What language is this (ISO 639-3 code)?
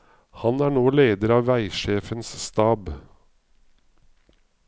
nor